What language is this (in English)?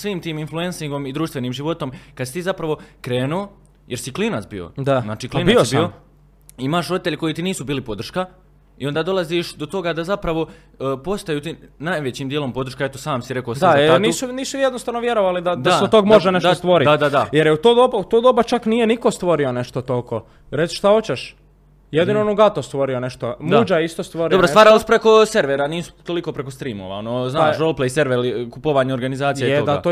Croatian